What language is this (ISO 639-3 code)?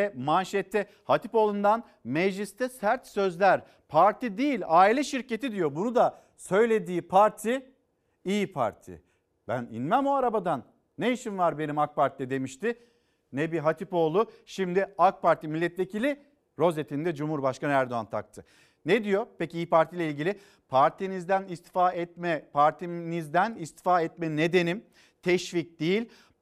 tur